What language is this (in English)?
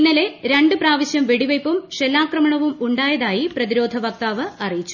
Malayalam